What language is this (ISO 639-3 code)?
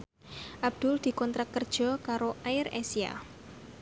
jav